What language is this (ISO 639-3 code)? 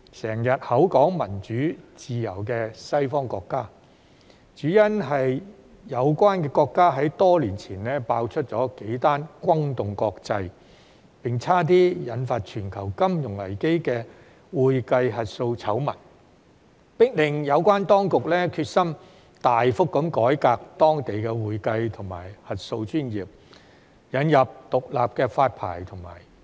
yue